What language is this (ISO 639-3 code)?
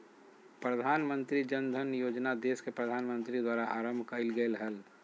mag